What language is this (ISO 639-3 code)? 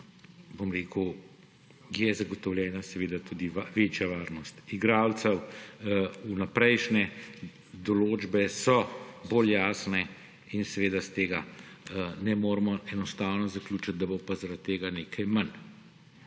slv